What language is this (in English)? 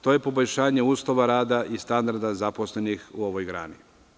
Serbian